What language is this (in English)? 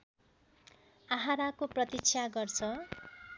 Nepali